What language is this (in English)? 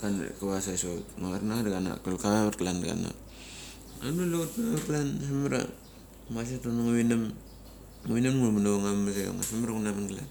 Mali